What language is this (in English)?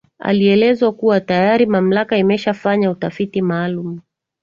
Swahili